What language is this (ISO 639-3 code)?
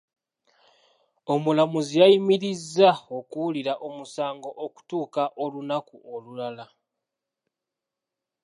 lug